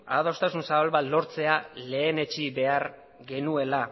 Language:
Basque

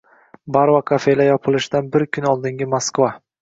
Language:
Uzbek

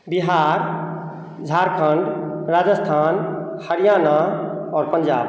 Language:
Maithili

